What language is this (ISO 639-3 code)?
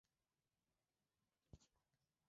swa